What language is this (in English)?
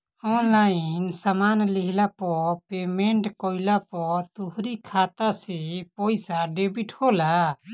Bhojpuri